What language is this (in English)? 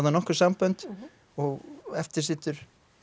Icelandic